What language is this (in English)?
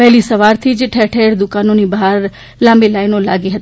Gujarati